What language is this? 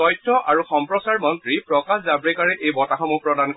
Assamese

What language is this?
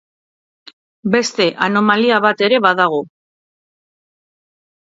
Basque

